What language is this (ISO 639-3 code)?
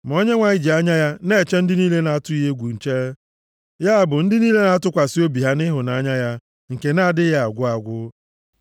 ibo